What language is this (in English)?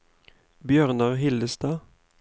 Norwegian